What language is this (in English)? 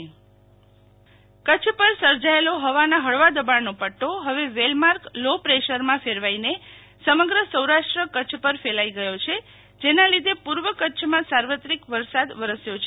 Gujarati